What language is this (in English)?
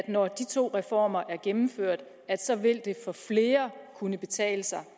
Danish